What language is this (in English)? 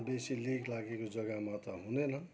Nepali